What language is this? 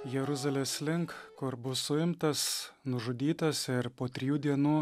Lithuanian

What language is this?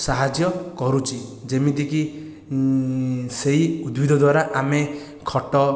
Odia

